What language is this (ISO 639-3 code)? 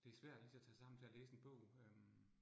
dan